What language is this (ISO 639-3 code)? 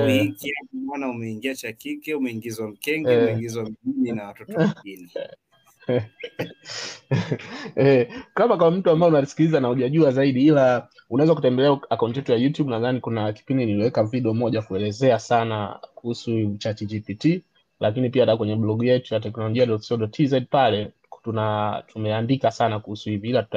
swa